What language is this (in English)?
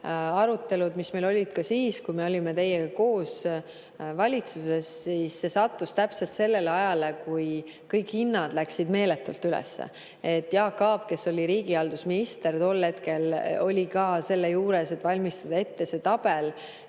Estonian